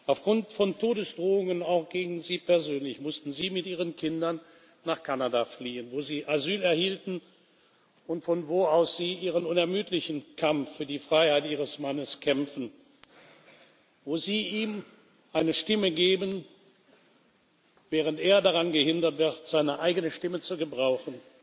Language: German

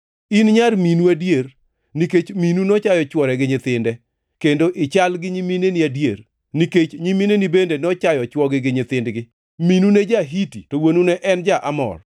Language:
Luo (Kenya and Tanzania)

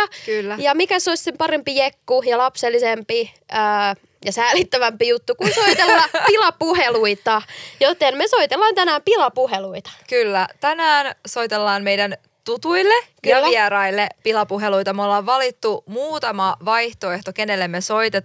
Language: Finnish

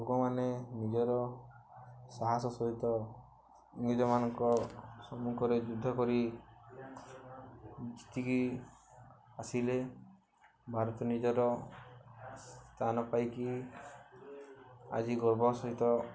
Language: Odia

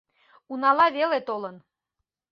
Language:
Mari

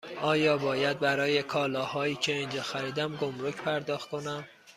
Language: Persian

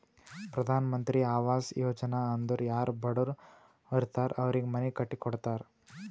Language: Kannada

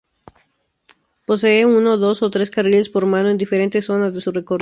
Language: Spanish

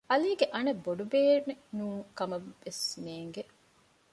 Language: Divehi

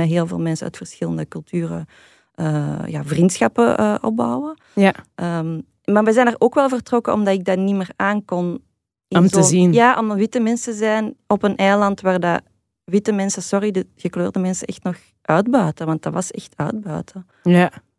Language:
Dutch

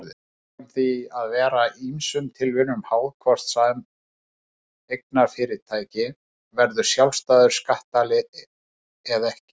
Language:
Icelandic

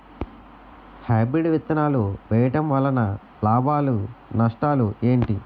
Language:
Telugu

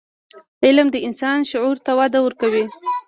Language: Pashto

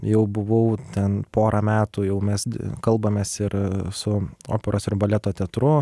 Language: Lithuanian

